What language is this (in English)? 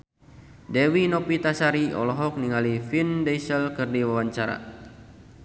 Sundanese